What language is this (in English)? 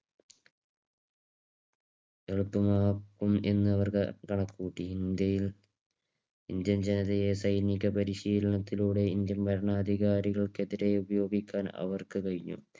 Malayalam